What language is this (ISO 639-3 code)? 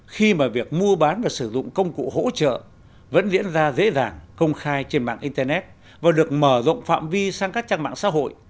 vie